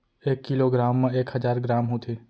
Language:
Chhattisgarhi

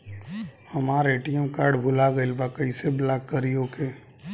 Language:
Bhojpuri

